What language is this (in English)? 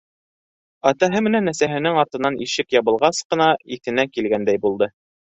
Bashkir